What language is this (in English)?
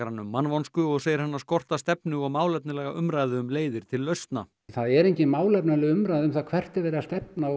Icelandic